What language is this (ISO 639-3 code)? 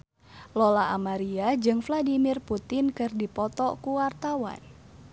sun